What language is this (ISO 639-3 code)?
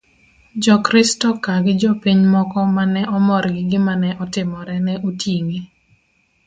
luo